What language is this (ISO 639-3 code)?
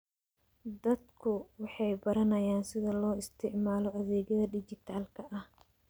som